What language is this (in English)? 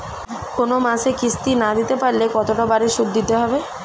Bangla